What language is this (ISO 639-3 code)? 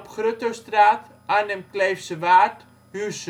nld